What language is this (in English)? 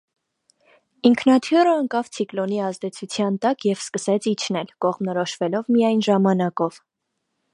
Armenian